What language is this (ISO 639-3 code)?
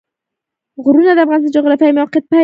pus